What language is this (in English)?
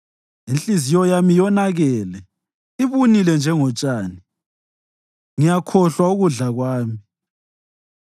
North Ndebele